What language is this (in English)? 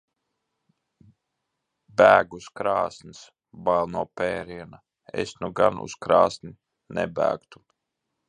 Latvian